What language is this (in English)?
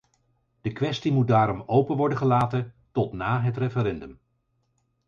Dutch